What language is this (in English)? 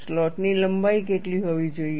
Gujarati